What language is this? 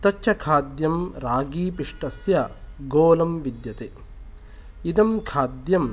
Sanskrit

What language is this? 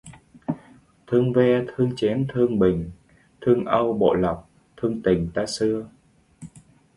Vietnamese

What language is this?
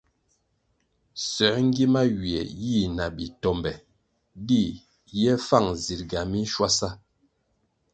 Kwasio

